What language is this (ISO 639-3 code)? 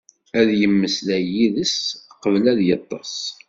kab